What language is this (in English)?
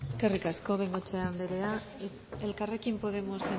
Basque